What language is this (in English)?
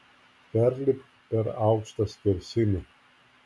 Lithuanian